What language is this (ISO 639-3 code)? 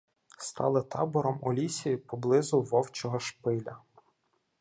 ukr